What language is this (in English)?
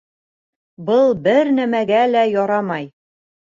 Bashkir